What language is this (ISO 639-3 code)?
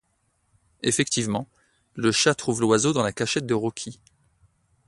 fra